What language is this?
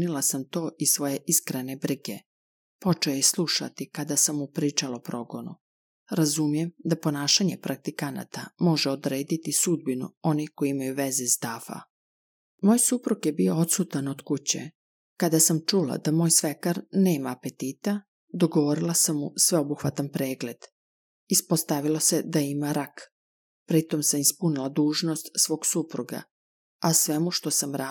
Croatian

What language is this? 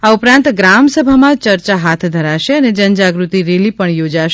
Gujarati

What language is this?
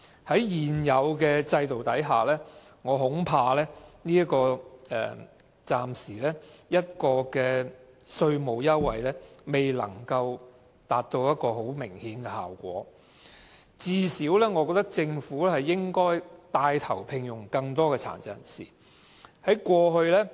Cantonese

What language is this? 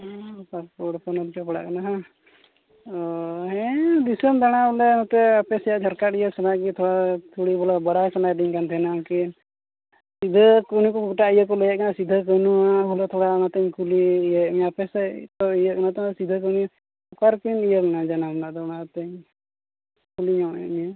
Santali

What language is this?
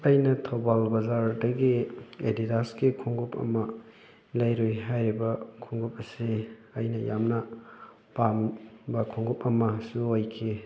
Manipuri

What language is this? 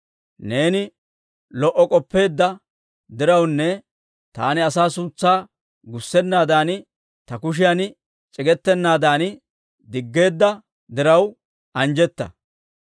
Dawro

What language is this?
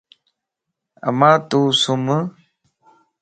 Lasi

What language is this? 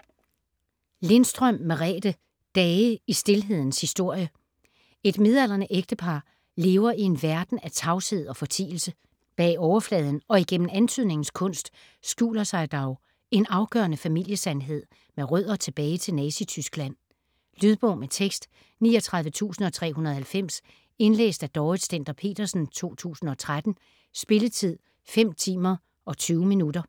Danish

